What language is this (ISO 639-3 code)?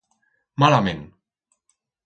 arg